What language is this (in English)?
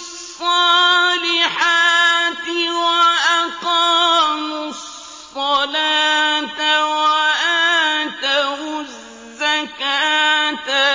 Arabic